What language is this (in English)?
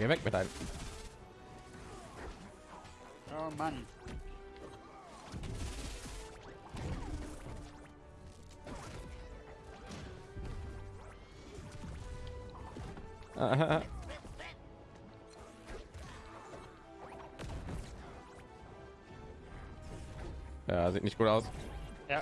German